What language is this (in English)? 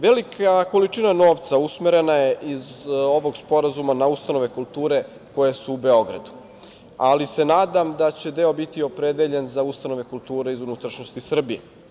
Serbian